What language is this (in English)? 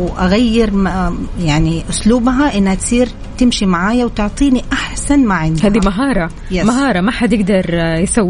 Arabic